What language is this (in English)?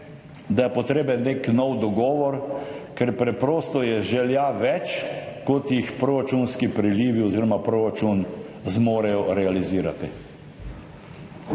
Slovenian